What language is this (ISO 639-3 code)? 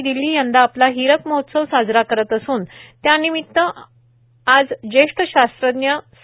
mar